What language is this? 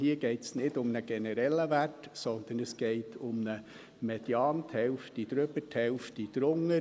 Swiss German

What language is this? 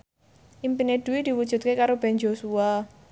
Javanese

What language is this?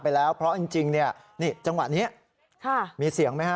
Thai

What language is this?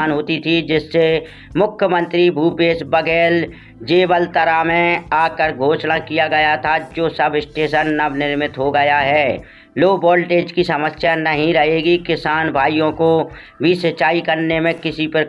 Hindi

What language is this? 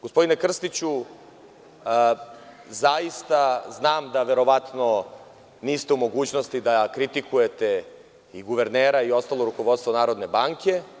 Serbian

